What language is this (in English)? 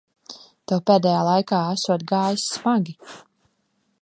Latvian